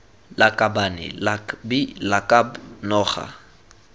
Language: Tswana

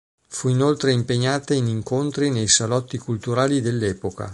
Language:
Italian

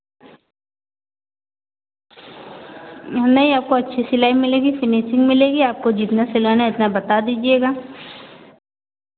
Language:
Hindi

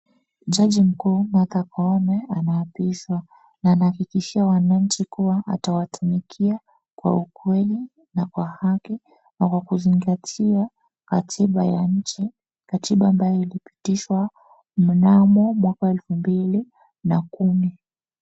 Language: Swahili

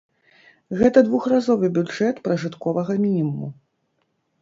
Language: Belarusian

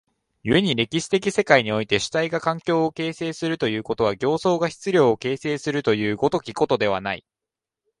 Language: Japanese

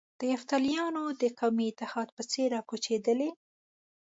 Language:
Pashto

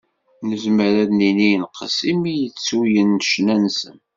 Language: Kabyle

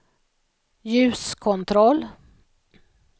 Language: Swedish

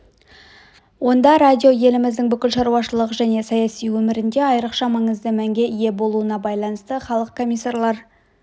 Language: Kazakh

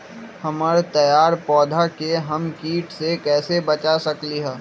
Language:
Magahi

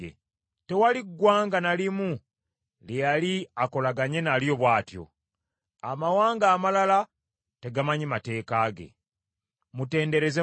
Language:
Ganda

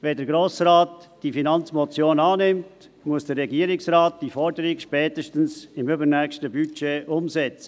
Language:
Swiss German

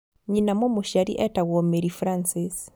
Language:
Kikuyu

